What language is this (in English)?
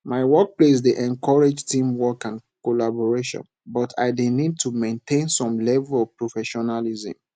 Nigerian Pidgin